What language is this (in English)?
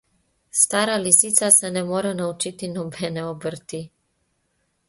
Slovenian